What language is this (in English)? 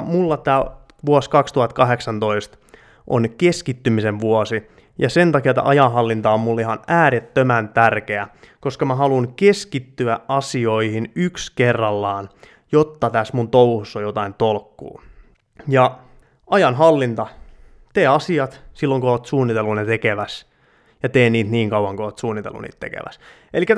Finnish